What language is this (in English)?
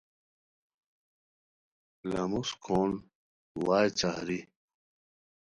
Khowar